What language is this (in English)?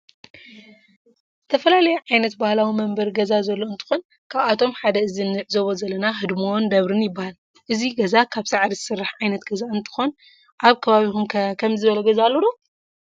Tigrinya